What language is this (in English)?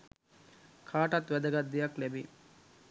Sinhala